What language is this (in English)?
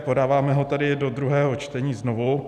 Czech